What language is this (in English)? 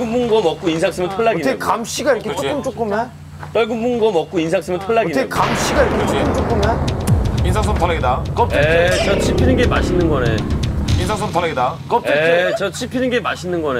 Korean